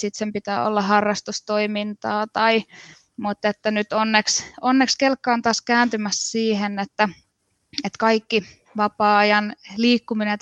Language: Finnish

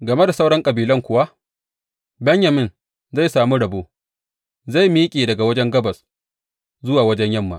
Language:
Hausa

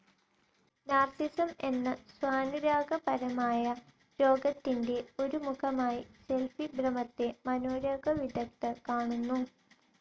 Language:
Malayalam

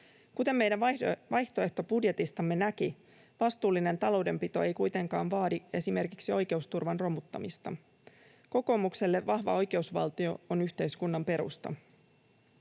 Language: Finnish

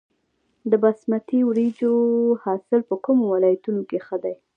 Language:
Pashto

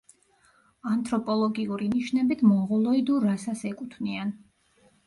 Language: Georgian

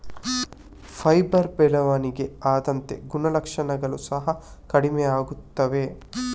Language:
Kannada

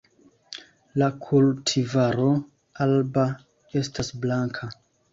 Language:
Esperanto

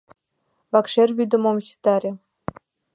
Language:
Mari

